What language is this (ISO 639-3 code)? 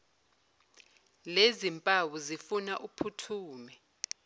zul